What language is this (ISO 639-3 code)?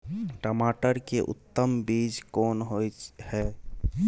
mai